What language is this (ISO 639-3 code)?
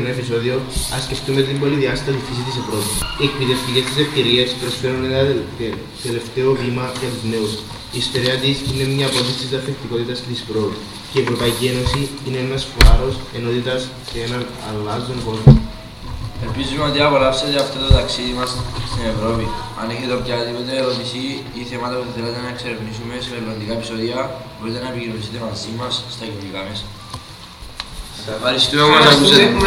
ell